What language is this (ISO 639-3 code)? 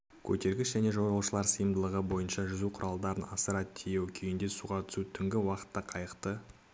kaz